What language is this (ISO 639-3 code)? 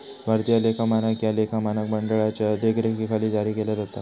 mar